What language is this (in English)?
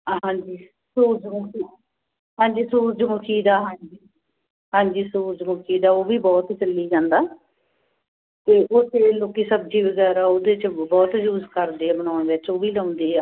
Punjabi